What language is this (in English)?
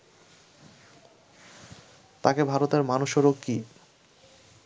Bangla